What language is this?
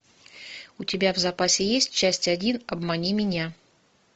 Russian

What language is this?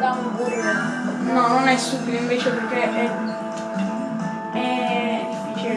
Italian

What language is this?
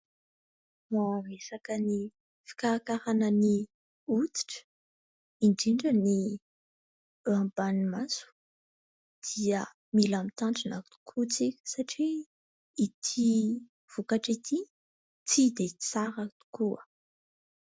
Malagasy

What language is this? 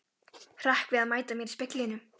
Icelandic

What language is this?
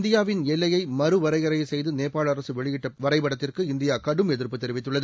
Tamil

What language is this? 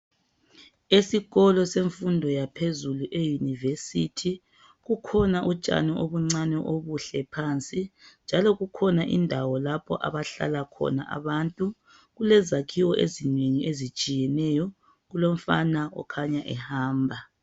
North Ndebele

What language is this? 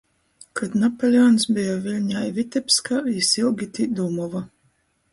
Latgalian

